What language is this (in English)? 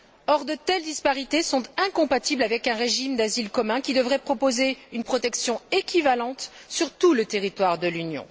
French